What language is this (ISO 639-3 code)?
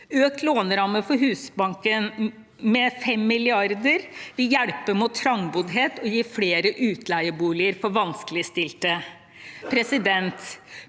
nor